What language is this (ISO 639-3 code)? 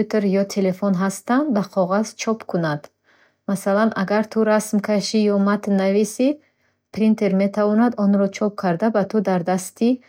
bhh